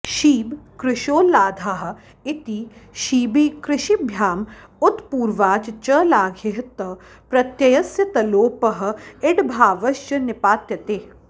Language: Sanskrit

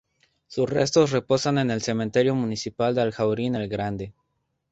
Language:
Spanish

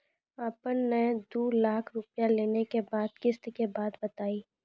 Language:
Maithili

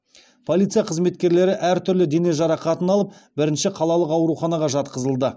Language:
Kazakh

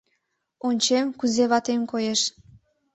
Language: Mari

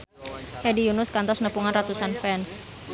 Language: Sundanese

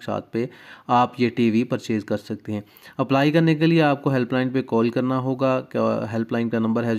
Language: Hindi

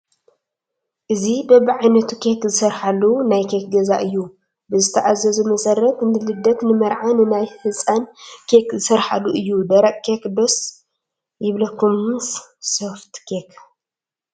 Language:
Tigrinya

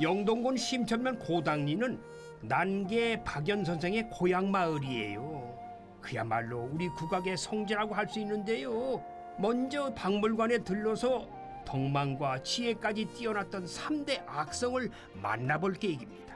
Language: Korean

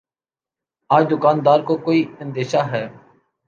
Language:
Urdu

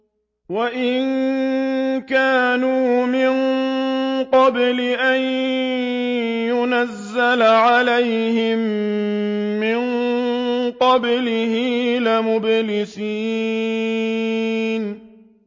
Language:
Arabic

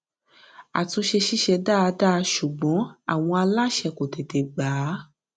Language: Yoruba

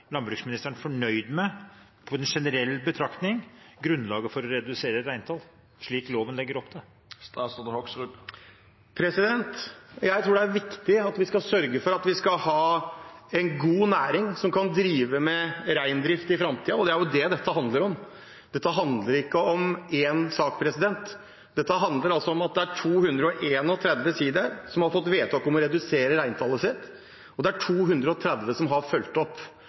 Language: Norwegian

